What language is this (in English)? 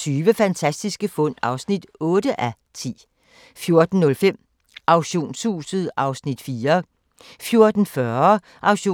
Danish